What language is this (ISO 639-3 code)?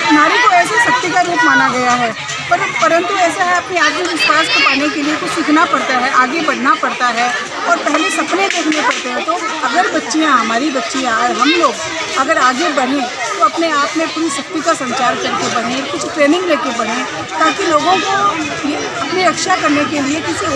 hin